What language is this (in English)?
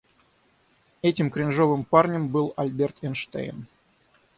Russian